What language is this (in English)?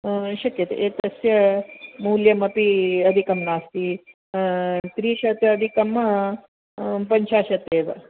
Sanskrit